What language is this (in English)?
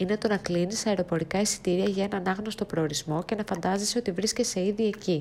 Greek